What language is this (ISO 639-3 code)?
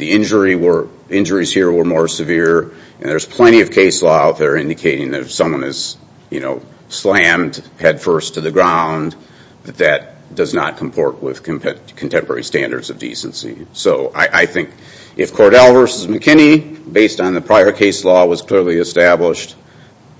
eng